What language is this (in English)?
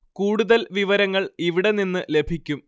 Malayalam